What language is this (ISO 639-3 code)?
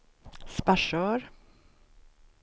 swe